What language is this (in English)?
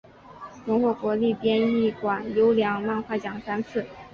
Chinese